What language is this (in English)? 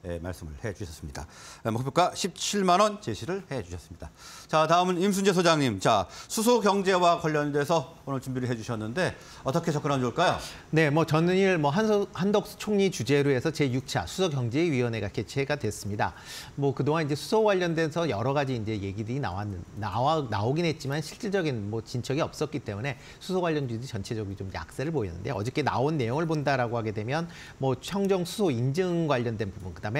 Korean